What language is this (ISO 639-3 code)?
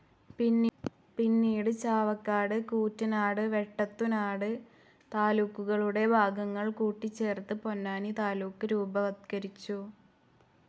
mal